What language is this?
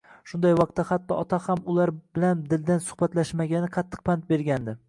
Uzbek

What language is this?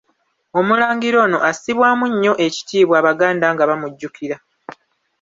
Ganda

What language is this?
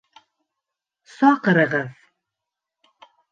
Bashkir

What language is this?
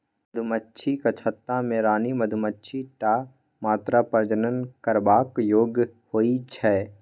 Maithili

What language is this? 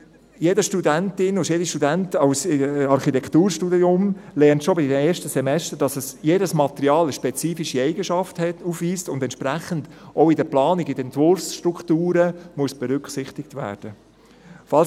Swiss German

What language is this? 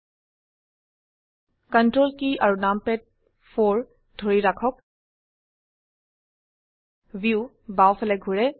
Assamese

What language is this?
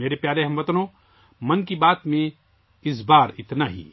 Urdu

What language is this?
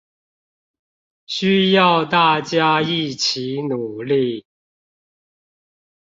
Chinese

